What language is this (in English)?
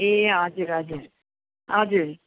Nepali